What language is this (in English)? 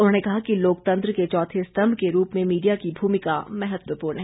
Hindi